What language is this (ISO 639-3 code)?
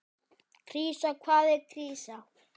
isl